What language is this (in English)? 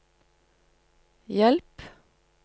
Norwegian